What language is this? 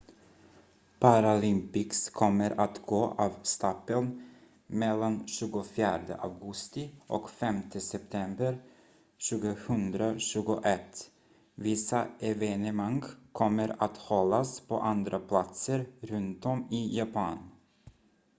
Swedish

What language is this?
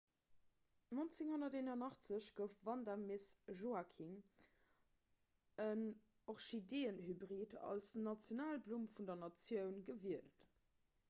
Luxembourgish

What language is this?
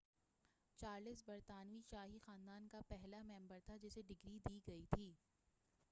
Urdu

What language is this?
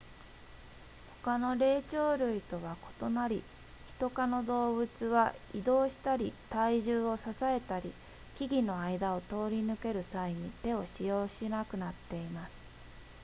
Japanese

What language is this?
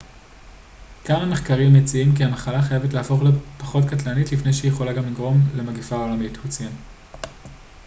Hebrew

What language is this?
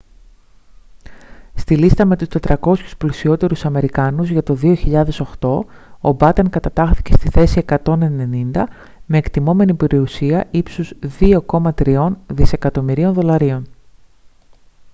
Greek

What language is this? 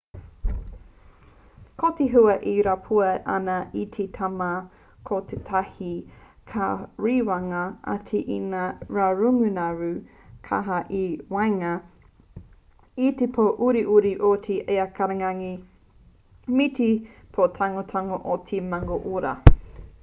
Māori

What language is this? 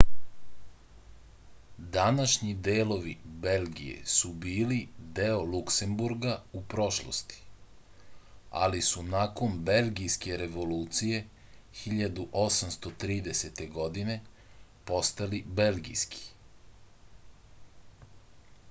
Serbian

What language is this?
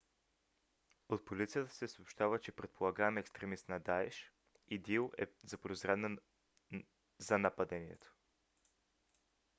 Bulgarian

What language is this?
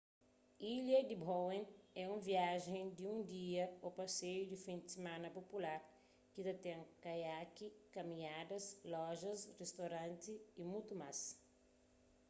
Kabuverdianu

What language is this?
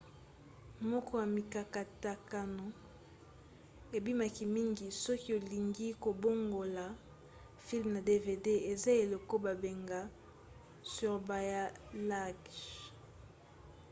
Lingala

